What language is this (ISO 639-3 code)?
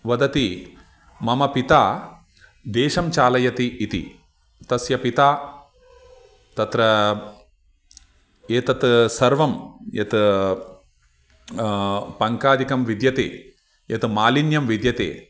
san